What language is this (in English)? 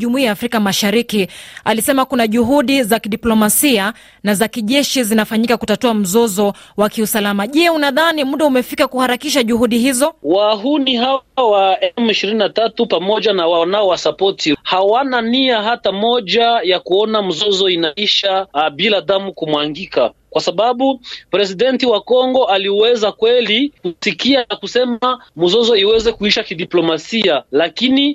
Swahili